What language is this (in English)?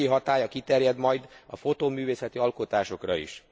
Hungarian